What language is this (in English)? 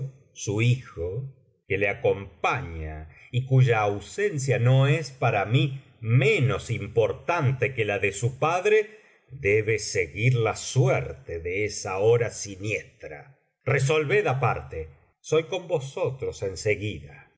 Spanish